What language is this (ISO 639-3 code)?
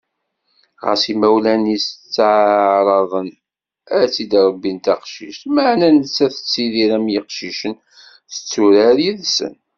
kab